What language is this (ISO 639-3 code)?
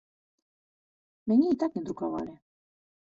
bel